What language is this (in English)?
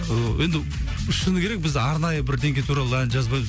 Kazakh